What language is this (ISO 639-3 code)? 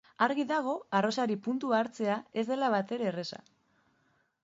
eus